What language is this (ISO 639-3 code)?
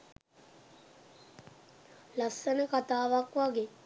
sin